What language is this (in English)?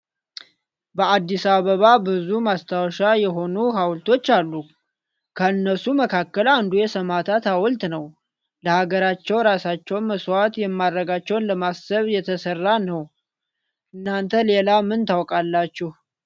Amharic